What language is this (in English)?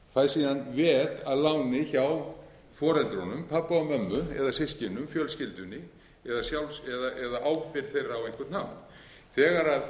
Icelandic